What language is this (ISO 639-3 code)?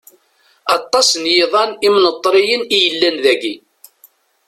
kab